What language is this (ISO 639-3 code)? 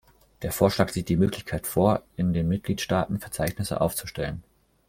deu